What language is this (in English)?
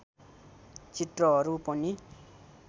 Nepali